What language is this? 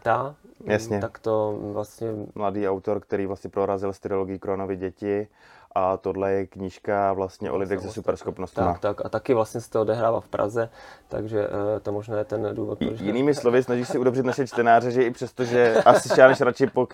Czech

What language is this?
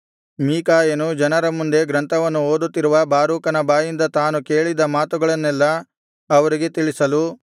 Kannada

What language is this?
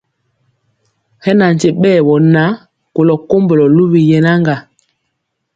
Mpiemo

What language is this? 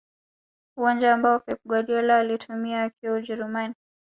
Swahili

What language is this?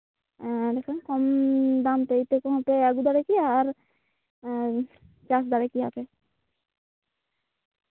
Santali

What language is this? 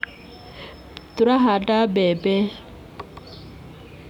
Kikuyu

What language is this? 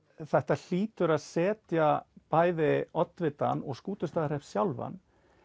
Icelandic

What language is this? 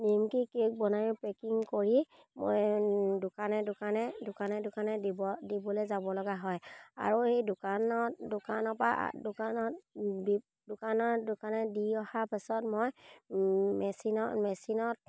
Assamese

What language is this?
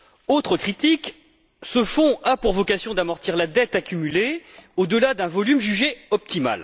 French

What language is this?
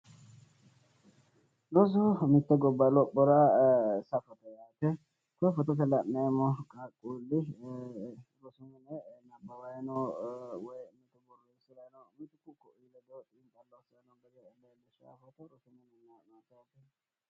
Sidamo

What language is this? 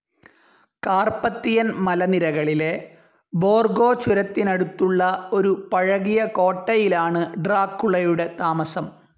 Malayalam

